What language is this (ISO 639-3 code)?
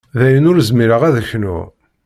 kab